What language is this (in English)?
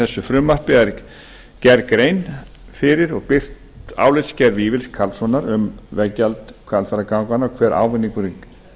Icelandic